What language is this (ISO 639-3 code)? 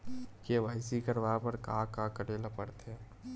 hne